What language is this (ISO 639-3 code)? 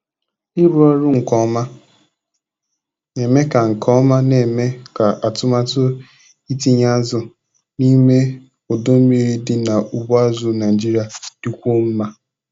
ibo